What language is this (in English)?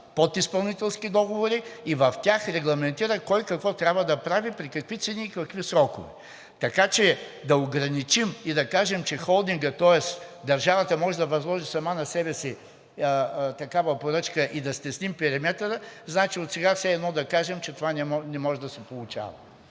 Bulgarian